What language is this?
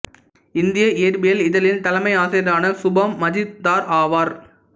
Tamil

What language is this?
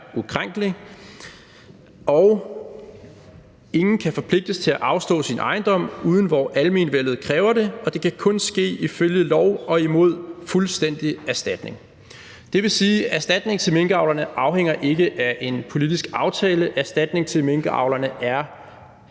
Danish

